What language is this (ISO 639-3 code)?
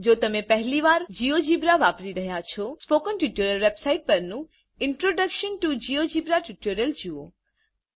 guj